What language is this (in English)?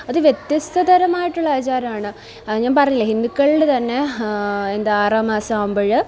Malayalam